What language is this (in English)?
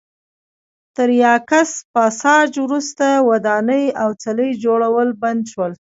Pashto